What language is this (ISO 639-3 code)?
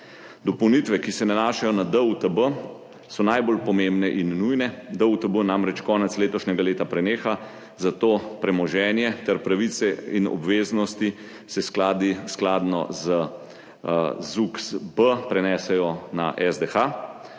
slv